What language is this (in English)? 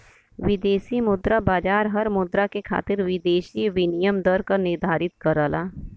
Bhojpuri